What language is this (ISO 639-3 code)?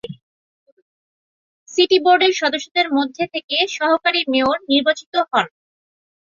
ben